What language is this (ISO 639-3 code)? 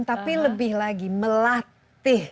ind